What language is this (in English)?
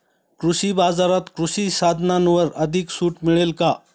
Marathi